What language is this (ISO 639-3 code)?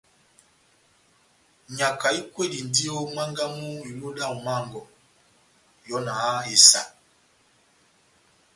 bnm